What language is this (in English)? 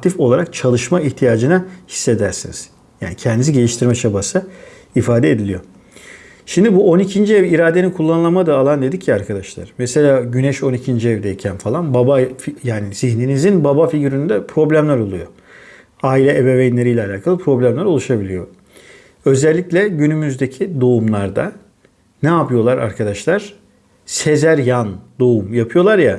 Turkish